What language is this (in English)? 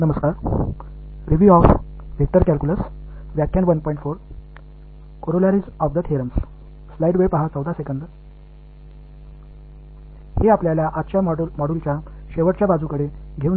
Tamil